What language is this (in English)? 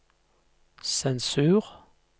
Norwegian